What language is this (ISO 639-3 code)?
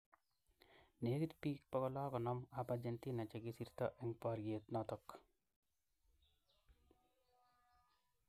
kln